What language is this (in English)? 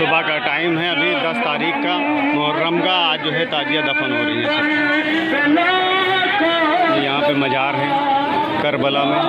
Hindi